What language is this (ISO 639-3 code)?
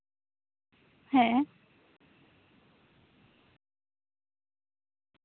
sat